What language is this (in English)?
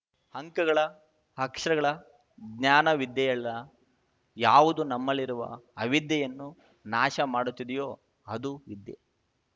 Kannada